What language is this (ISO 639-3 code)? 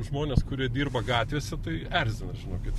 lit